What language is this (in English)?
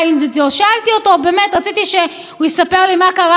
Hebrew